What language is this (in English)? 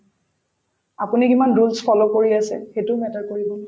Assamese